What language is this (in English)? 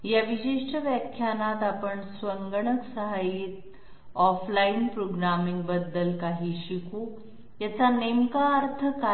Marathi